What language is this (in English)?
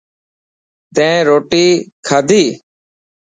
Dhatki